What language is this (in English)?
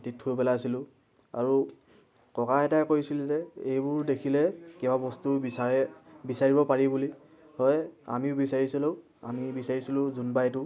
Assamese